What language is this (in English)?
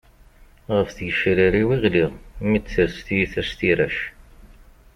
Kabyle